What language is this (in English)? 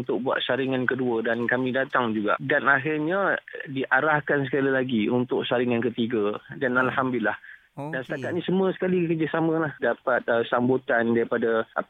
Malay